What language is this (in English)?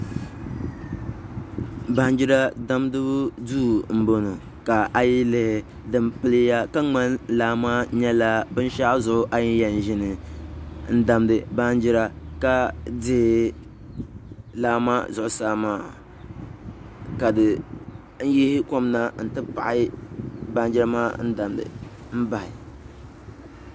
Dagbani